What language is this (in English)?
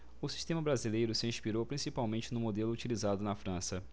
Portuguese